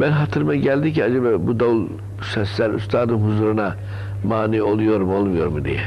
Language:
Turkish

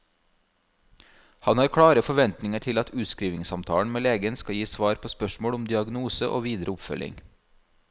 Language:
Norwegian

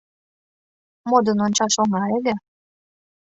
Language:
Mari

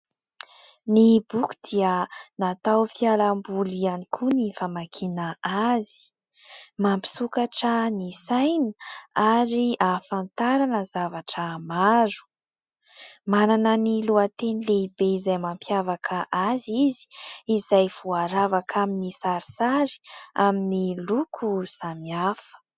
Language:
Malagasy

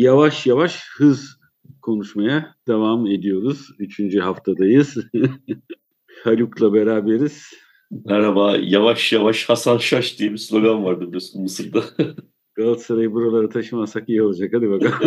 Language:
Turkish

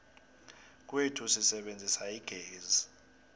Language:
South Ndebele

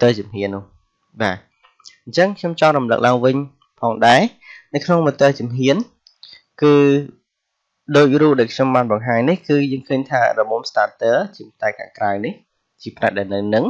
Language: Vietnamese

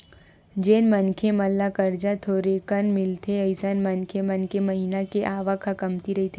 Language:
Chhattisgarhi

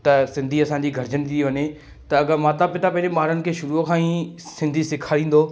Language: Sindhi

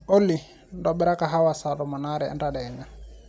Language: Masai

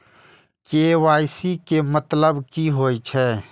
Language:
Maithili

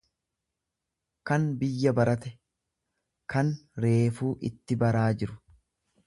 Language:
Oromo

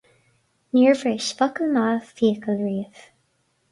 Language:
Irish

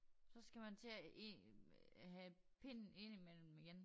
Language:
Danish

